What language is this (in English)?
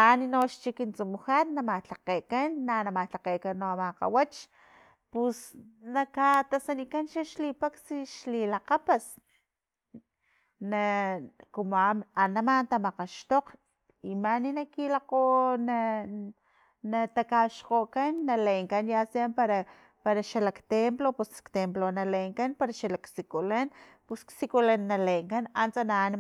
Filomena Mata-Coahuitlán Totonac